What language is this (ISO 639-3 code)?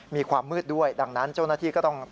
tha